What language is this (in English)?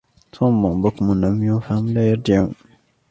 Arabic